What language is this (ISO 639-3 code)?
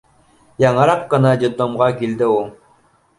bak